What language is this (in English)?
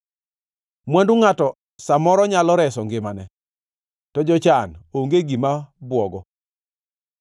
Luo (Kenya and Tanzania)